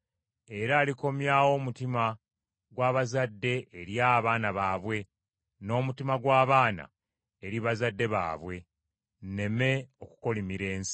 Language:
Ganda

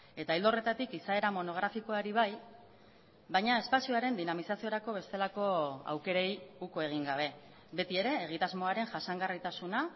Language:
Basque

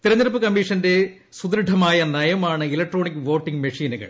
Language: Malayalam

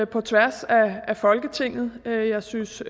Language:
Danish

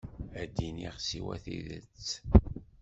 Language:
Kabyle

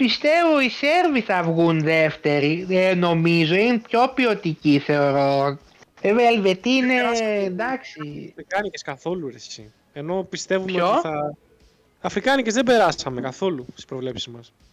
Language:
Greek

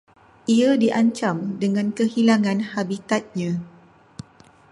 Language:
Malay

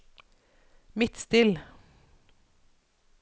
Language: Norwegian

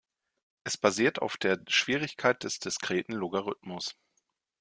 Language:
German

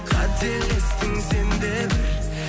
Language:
Kazakh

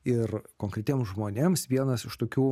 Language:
Lithuanian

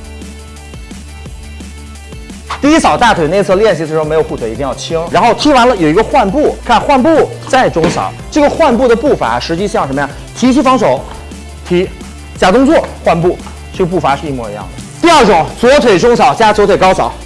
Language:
Chinese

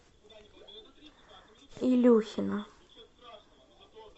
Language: Russian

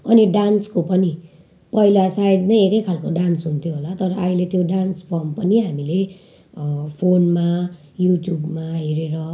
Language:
Nepali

